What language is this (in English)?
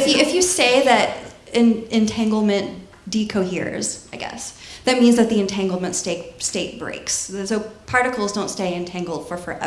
English